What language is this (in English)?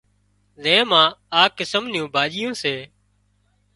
Wadiyara Koli